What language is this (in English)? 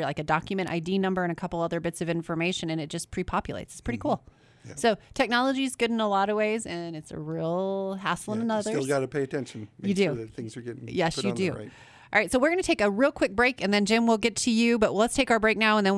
English